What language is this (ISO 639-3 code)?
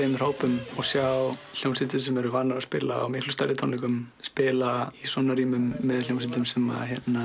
isl